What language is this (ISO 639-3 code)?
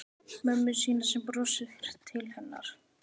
isl